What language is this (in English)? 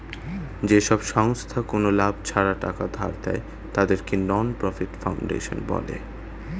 Bangla